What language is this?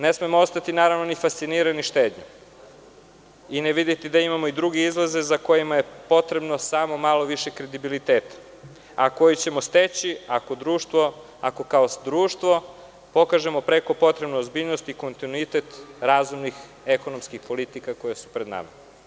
Serbian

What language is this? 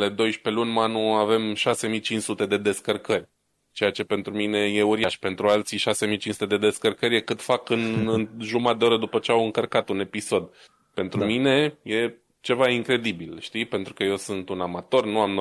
Romanian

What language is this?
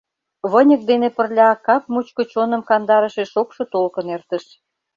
Mari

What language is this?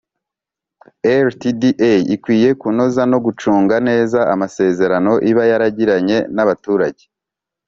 Kinyarwanda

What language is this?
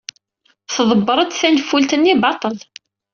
Kabyle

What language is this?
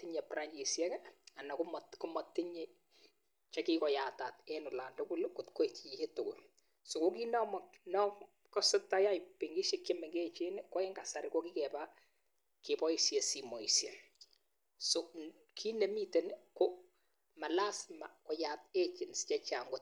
Kalenjin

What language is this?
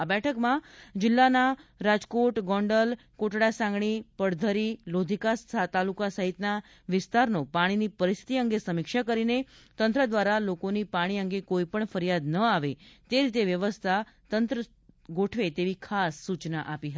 Gujarati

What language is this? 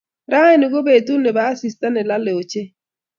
Kalenjin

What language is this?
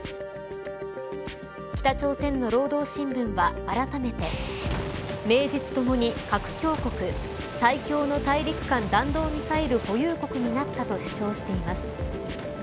Japanese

